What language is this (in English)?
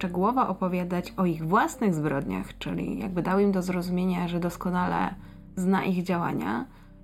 Polish